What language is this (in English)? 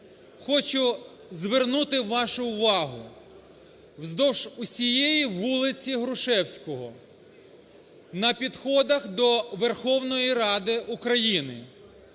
Ukrainian